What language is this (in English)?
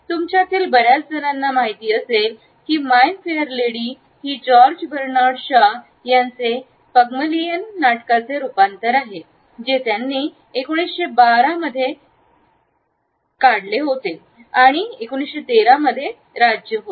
Marathi